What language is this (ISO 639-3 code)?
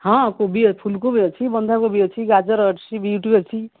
ori